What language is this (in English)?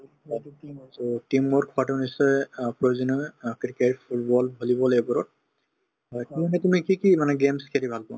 Assamese